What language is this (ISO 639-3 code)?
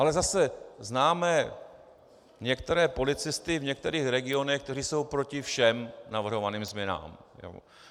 ces